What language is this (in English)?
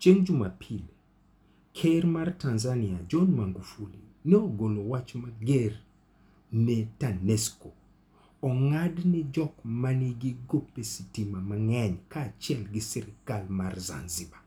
Luo (Kenya and Tanzania)